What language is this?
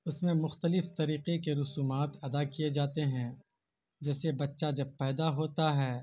Urdu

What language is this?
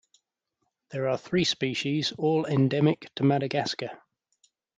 English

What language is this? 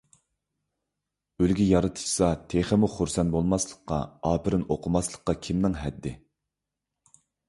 Uyghur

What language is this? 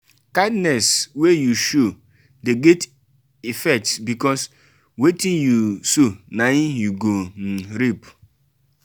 Nigerian Pidgin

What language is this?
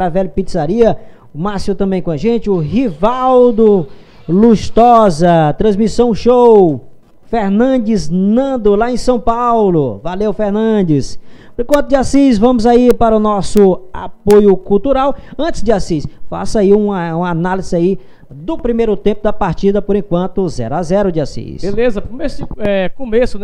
Portuguese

